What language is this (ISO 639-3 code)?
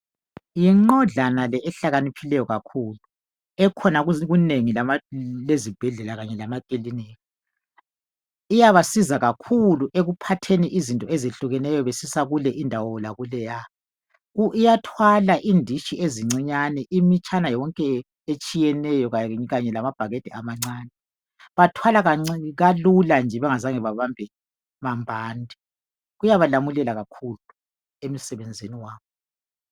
nde